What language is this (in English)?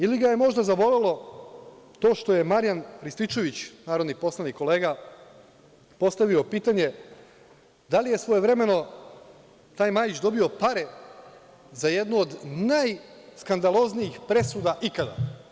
Serbian